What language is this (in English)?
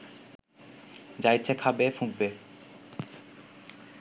Bangla